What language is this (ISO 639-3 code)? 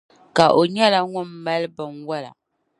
dag